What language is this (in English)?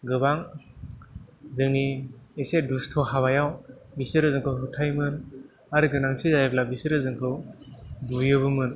Bodo